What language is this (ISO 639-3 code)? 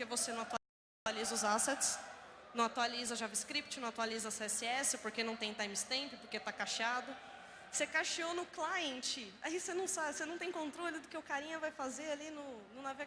por